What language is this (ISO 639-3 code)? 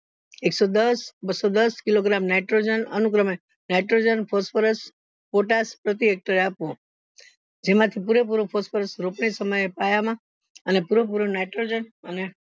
guj